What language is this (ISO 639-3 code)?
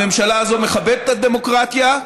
heb